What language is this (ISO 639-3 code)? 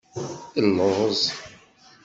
kab